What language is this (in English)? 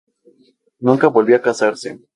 Spanish